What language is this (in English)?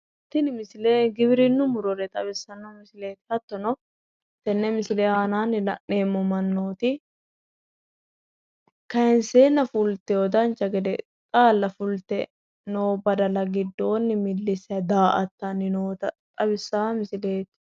Sidamo